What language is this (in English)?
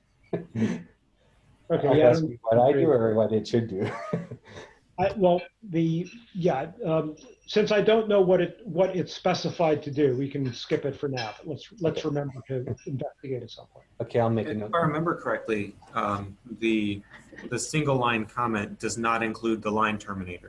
English